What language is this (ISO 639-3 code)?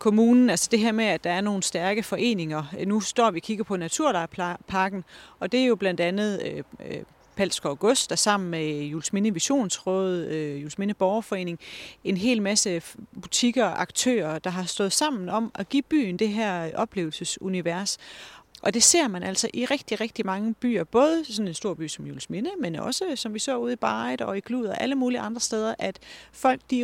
dan